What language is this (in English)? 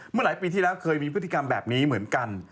Thai